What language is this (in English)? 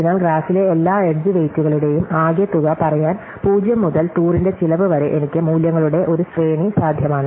Malayalam